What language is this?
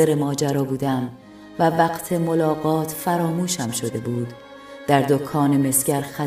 Persian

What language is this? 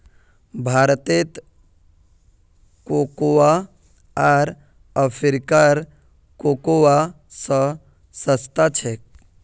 Magahi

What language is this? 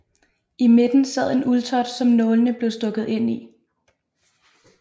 Danish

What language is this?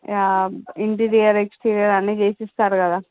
Telugu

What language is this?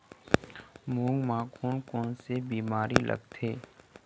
Chhattisgarhi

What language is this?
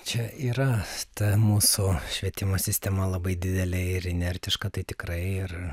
Lithuanian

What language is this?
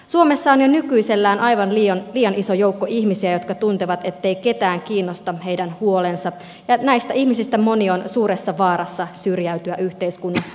Finnish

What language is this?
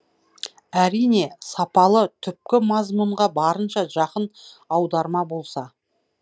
Kazakh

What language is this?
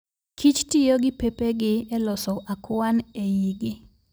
Luo (Kenya and Tanzania)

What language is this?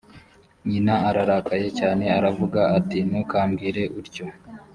Kinyarwanda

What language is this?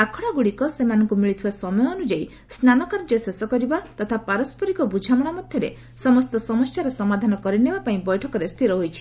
Odia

